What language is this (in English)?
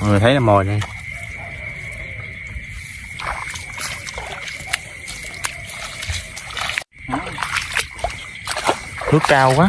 Vietnamese